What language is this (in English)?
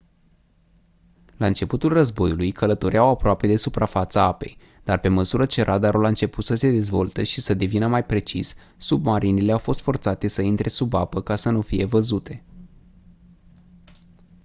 Romanian